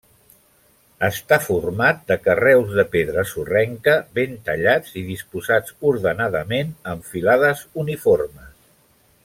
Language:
Catalan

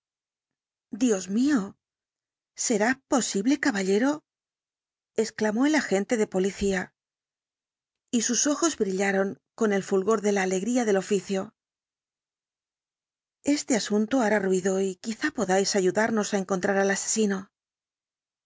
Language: Spanish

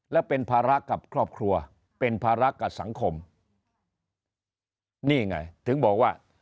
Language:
Thai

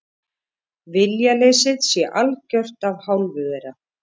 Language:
Icelandic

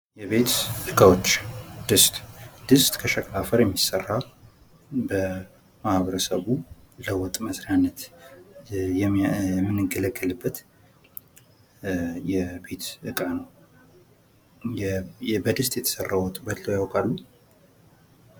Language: Amharic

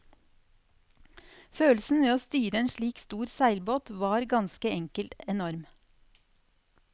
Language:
Norwegian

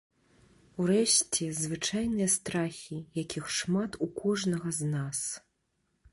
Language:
Belarusian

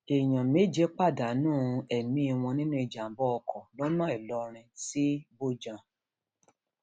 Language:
Yoruba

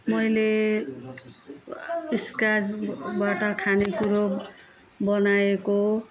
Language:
Nepali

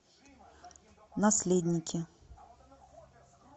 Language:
Russian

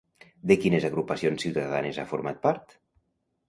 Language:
Catalan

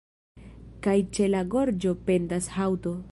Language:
Esperanto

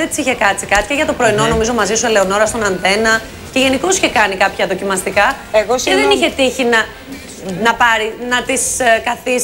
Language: Greek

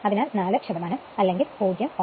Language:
Malayalam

